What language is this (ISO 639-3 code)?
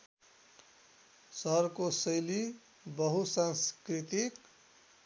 nep